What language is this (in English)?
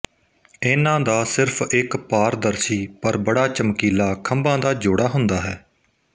Punjabi